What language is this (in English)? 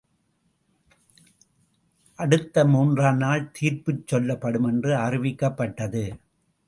Tamil